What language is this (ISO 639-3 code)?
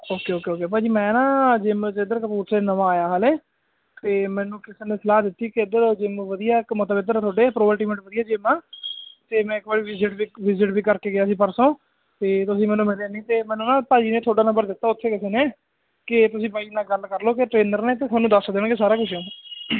pan